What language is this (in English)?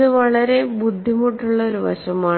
Malayalam